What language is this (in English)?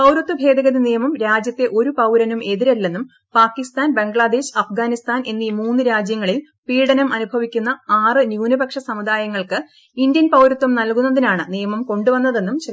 Malayalam